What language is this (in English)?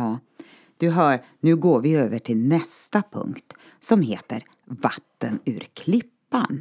Swedish